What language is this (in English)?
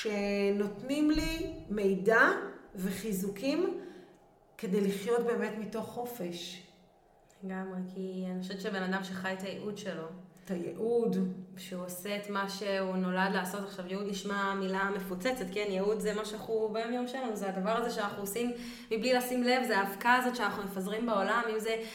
Hebrew